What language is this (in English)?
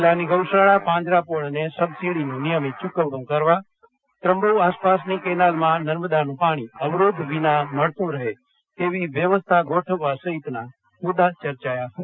Gujarati